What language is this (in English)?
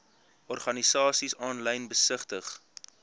Afrikaans